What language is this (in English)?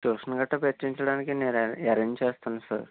Telugu